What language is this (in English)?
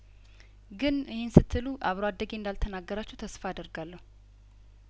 Amharic